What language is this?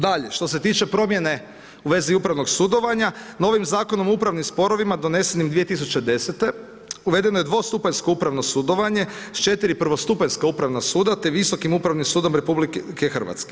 Croatian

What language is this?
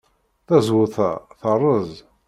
Kabyle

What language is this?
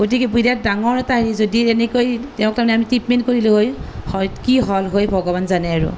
Assamese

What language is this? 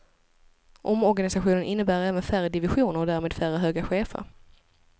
Swedish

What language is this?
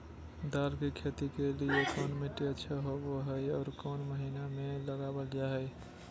Magahi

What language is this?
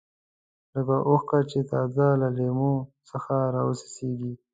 Pashto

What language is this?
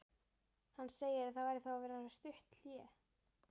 Icelandic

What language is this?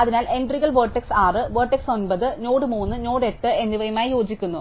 Malayalam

